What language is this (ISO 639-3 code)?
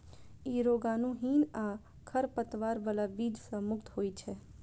mai